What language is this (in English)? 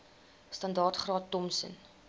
Afrikaans